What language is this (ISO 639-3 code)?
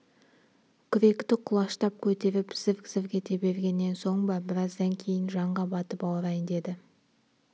kaz